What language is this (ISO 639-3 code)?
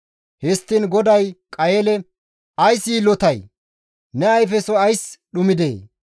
gmv